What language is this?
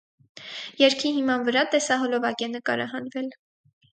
Armenian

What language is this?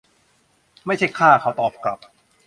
Thai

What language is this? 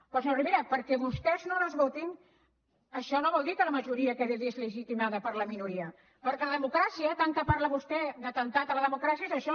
Catalan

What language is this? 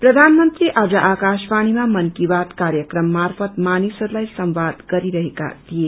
Nepali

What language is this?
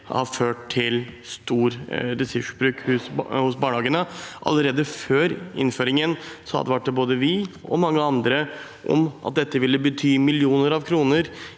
Norwegian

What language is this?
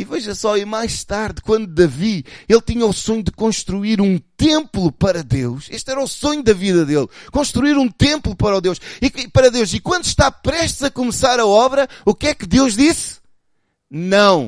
Portuguese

